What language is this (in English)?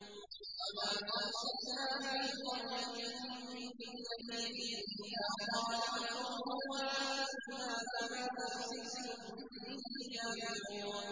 Arabic